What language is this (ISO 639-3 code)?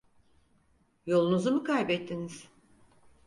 tur